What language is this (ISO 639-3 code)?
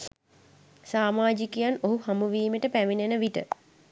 sin